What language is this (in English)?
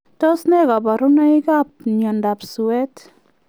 Kalenjin